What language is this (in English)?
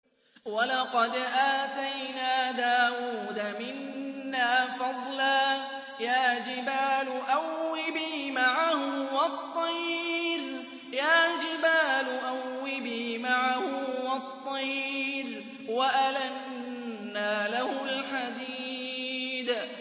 Arabic